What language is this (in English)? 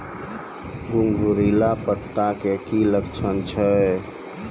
Maithili